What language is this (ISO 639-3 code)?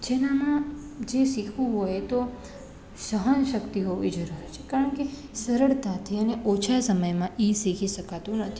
guj